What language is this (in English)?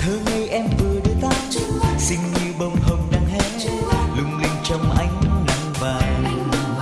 Vietnamese